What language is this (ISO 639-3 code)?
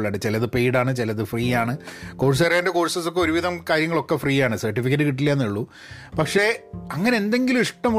mal